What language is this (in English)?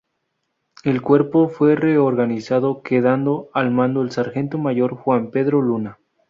Spanish